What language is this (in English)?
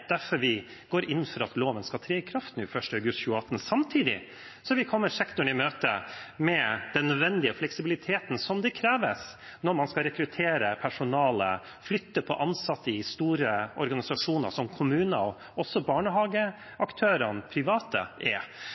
Norwegian Bokmål